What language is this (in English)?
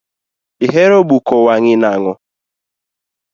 Luo (Kenya and Tanzania)